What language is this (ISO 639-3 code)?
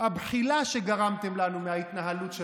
heb